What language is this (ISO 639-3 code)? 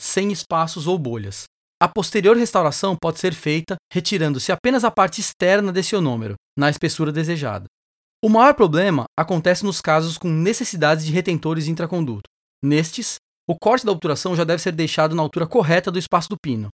por